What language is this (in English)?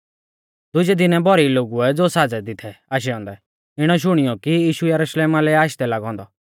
Mahasu Pahari